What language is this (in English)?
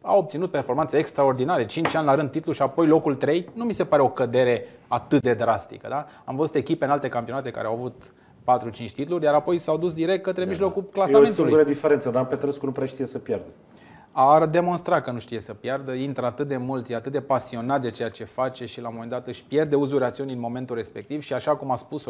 Romanian